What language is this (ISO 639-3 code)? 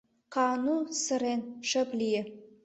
chm